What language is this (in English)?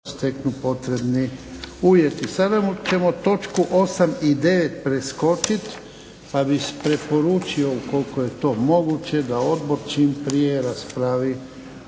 Croatian